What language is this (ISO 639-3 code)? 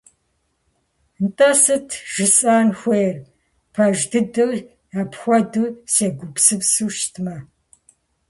kbd